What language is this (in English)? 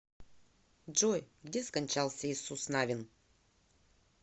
Russian